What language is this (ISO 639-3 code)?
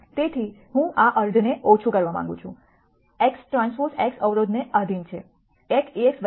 guj